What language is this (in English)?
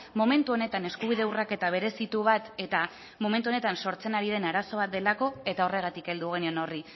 Basque